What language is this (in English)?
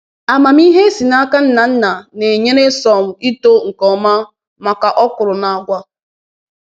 Igbo